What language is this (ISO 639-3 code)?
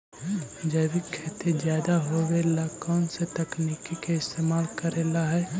mag